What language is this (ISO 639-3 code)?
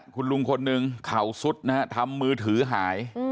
tha